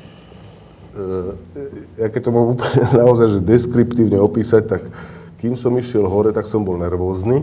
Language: Slovak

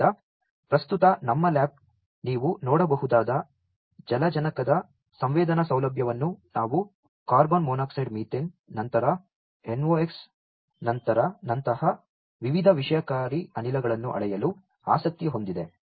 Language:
Kannada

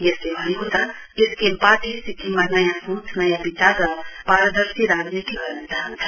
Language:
Nepali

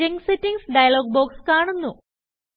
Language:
Malayalam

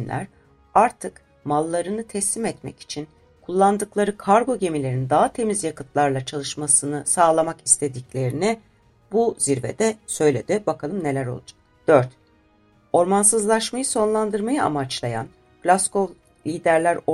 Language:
Turkish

